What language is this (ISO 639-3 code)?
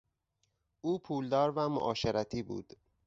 fas